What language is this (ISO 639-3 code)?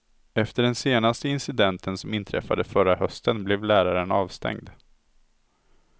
swe